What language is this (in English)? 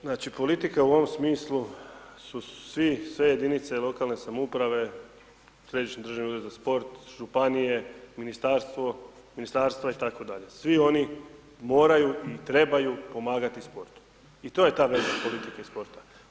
Croatian